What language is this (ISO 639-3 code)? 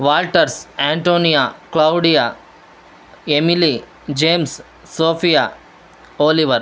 kan